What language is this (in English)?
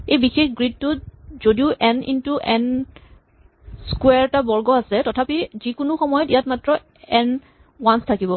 Assamese